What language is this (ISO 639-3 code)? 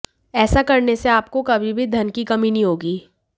hin